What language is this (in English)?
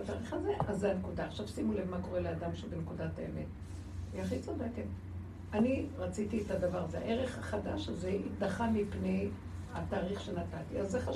Hebrew